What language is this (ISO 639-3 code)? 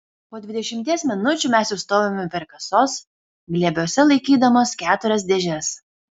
lit